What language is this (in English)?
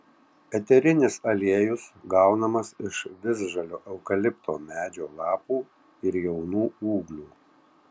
Lithuanian